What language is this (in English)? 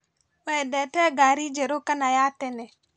Kikuyu